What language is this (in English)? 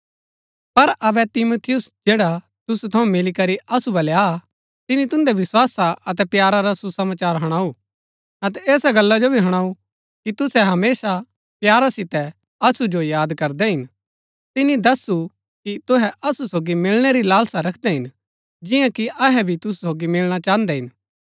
Gaddi